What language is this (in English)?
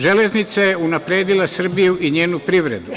Serbian